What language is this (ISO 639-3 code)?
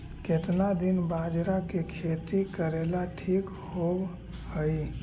mag